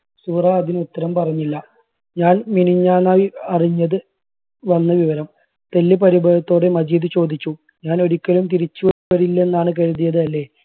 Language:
Malayalam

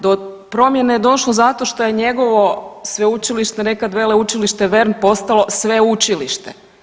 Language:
Croatian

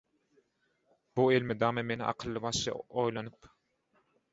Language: Turkmen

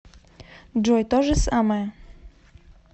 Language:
Russian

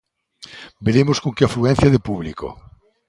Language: Galician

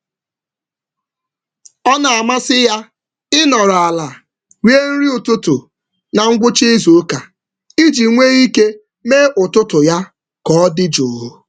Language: Igbo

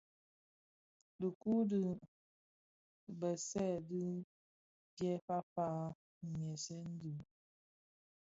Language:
Bafia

